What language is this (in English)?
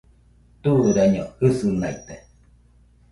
Nüpode Huitoto